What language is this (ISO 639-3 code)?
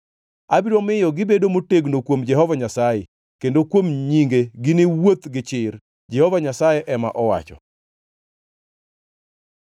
luo